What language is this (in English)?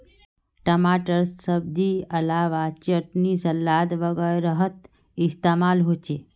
Magahi